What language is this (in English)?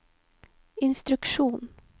Norwegian